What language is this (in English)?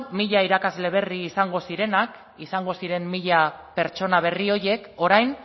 Basque